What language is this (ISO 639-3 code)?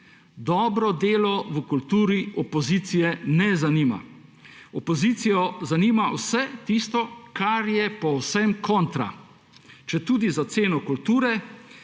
slv